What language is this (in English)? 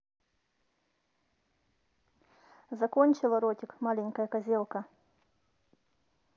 Russian